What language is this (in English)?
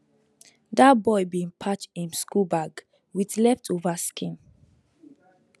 Nigerian Pidgin